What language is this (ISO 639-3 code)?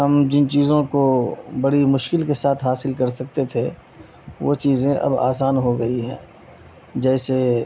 urd